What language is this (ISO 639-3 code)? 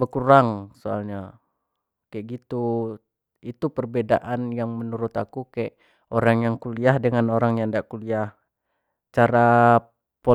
jax